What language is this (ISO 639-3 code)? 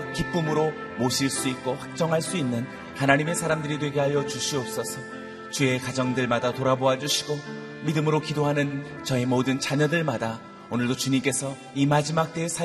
kor